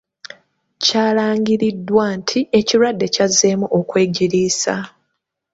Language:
Ganda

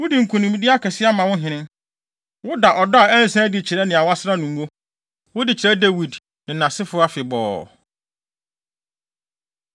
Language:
Akan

